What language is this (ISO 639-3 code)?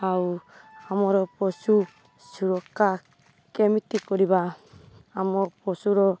ori